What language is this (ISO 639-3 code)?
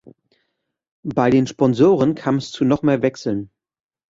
deu